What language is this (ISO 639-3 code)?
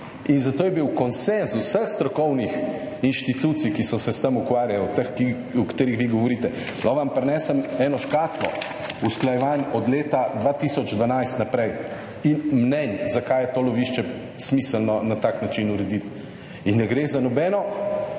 slv